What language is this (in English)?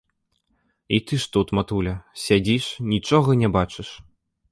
Belarusian